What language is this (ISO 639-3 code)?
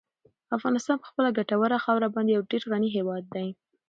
pus